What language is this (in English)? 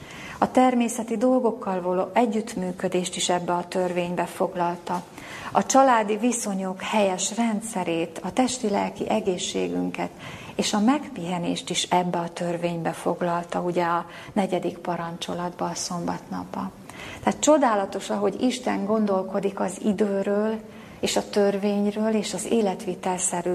Hungarian